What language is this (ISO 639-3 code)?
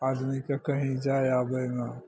mai